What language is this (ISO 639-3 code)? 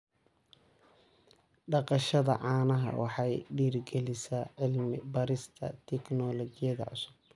som